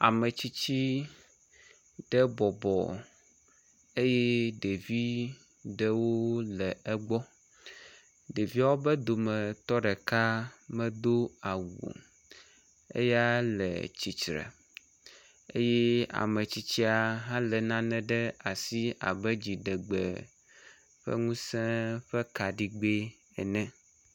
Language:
Ewe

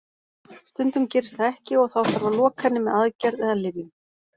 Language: Icelandic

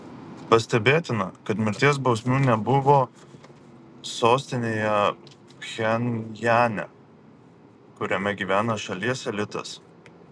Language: Lithuanian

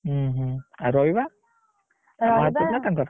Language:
Odia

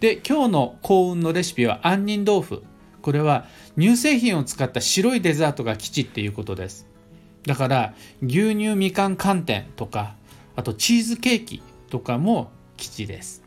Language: Japanese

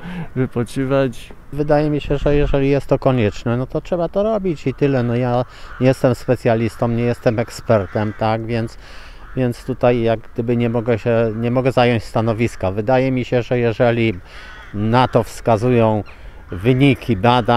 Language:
Polish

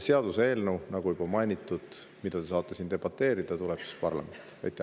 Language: Estonian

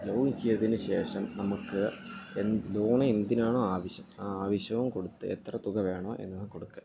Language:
Malayalam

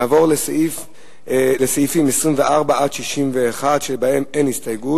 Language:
Hebrew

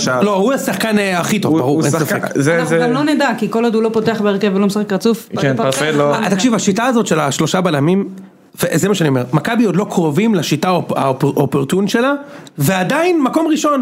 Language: Hebrew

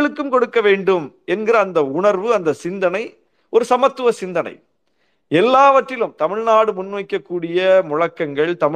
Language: Tamil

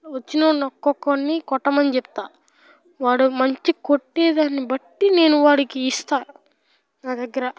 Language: Telugu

